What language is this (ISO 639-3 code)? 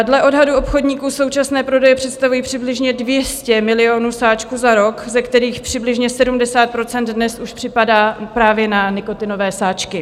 ces